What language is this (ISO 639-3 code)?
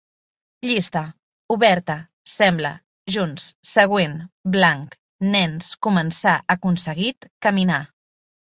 cat